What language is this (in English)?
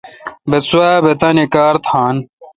Kalkoti